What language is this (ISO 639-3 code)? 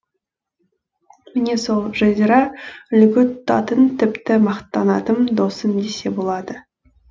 kaz